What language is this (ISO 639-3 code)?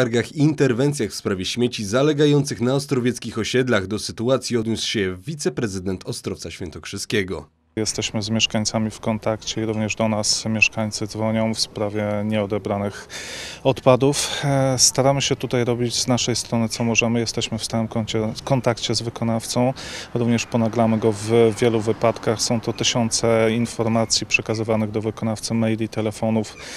pol